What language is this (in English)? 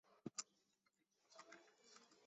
Chinese